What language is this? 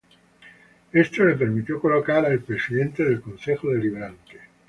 Spanish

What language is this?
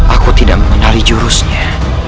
Indonesian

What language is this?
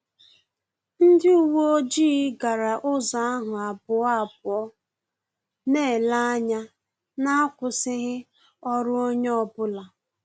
Igbo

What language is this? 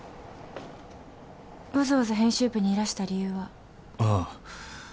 Japanese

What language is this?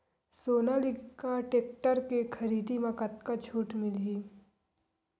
Chhattisgarhi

